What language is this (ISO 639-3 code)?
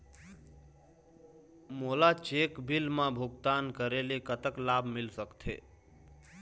hne